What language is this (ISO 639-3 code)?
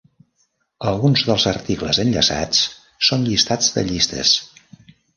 cat